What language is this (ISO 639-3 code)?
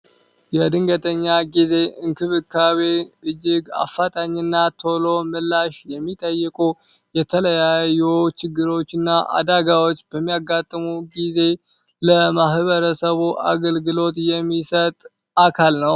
amh